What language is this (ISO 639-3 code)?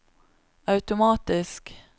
nor